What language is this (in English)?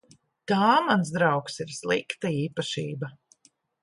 Latvian